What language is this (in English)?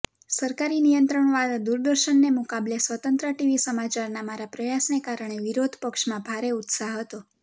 Gujarati